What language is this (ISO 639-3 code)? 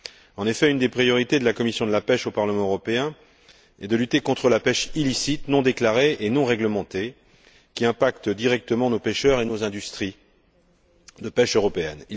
fra